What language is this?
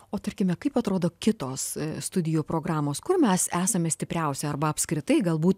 Lithuanian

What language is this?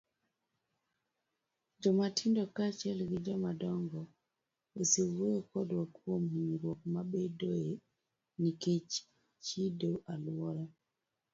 Luo (Kenya and Tanzania)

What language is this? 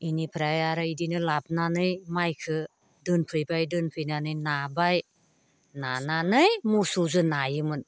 Bodo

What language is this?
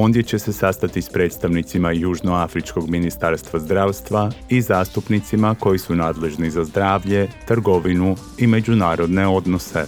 Croatian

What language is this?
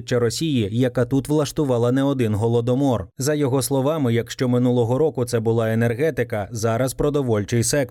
Ukrainian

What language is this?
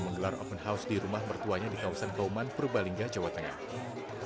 Indonesian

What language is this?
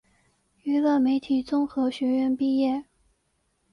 Chinese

